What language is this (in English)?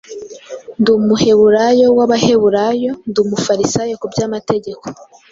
Kinyarwanda